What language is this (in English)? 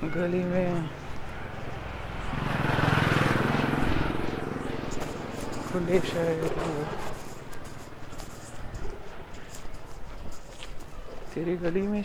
Marathi